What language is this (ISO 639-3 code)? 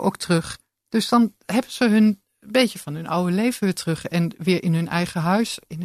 nld